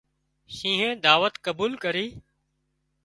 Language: Wadiyara Koli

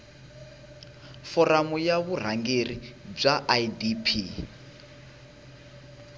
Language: Tsonga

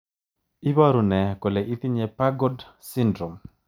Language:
Kalenjin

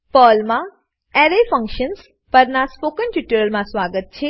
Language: Gujarati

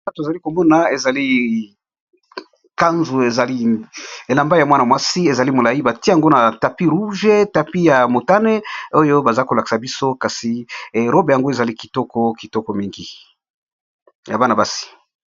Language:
Lingala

